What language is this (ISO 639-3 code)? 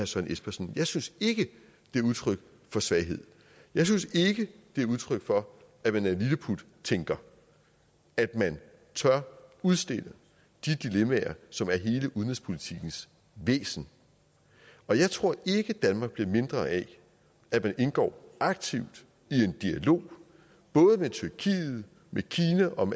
dan